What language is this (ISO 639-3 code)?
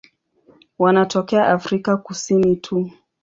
swa